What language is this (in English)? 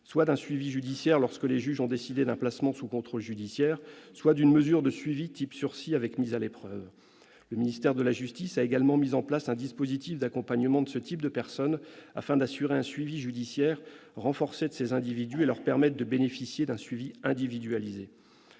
French